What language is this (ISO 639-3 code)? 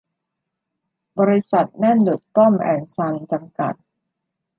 tha